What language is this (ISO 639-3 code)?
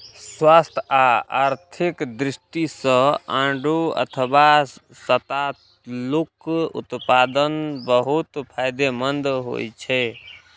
mai